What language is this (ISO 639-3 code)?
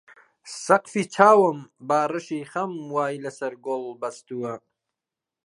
ckb